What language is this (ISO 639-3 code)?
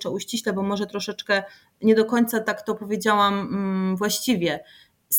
pol